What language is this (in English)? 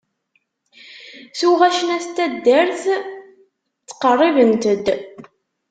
Kabyle